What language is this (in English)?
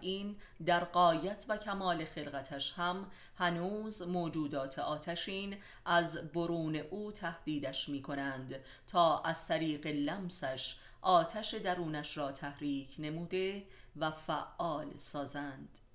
Persian